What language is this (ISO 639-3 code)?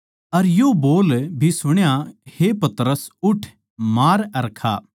bgc